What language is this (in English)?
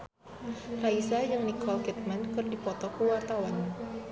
Sundanese